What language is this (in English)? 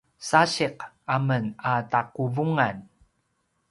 Paiwan